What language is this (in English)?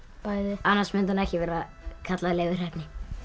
Icelandic